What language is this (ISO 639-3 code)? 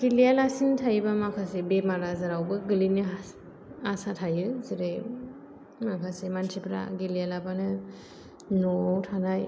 brx